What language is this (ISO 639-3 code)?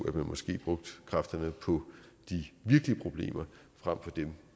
dan